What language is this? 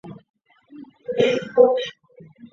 Chinese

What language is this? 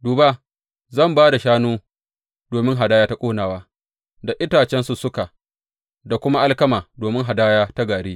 Hausa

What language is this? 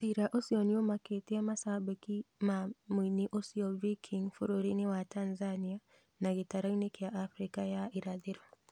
Kikuyu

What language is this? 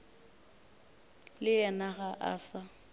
Northern Sotho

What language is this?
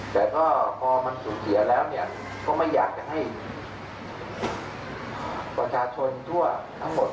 Thai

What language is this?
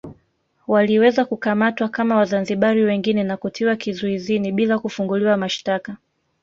Swahili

